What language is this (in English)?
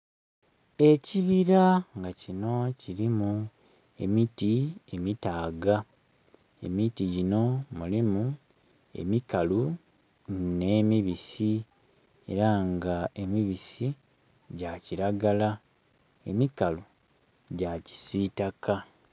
Soga